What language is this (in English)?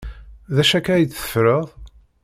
Kabyle